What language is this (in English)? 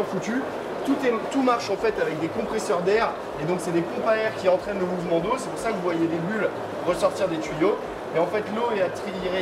French